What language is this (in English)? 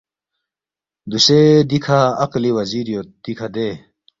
Balti